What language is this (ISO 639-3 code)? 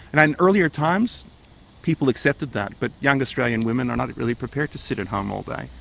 eng